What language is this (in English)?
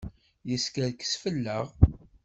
Kabyle